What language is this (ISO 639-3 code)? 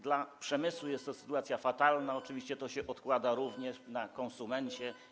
pol